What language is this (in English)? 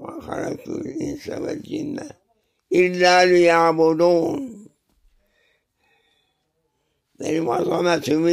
Turkish